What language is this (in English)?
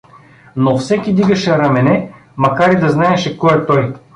Bulgarian